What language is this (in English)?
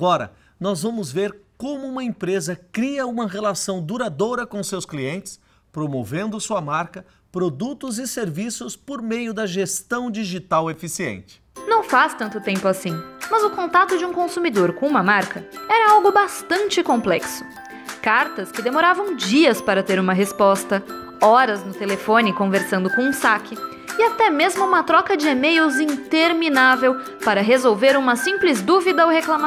Portuguese